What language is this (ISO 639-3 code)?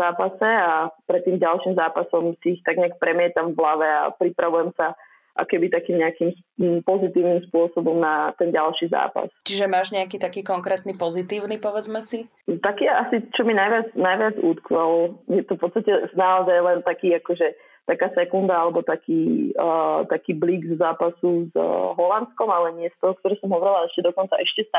slk